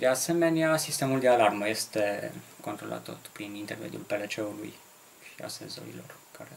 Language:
Romanian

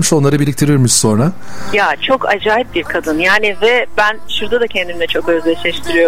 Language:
Turkish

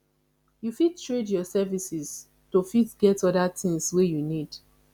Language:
Nigerian Pidgin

